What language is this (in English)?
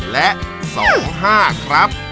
Thai